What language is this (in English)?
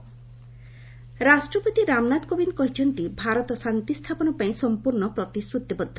Odia